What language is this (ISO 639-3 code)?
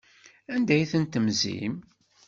kab